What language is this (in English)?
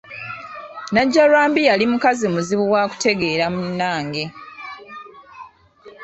Ganda